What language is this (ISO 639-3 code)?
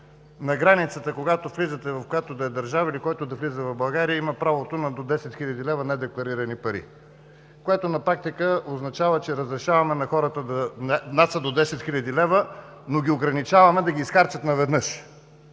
bul